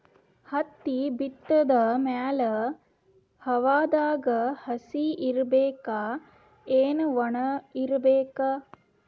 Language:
Kannada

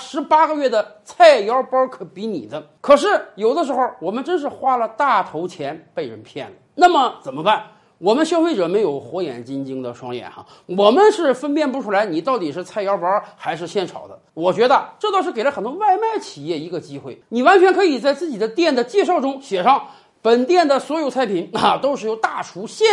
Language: Chinese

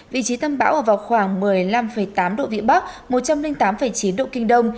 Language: Vietnamese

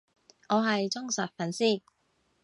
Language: Cantonese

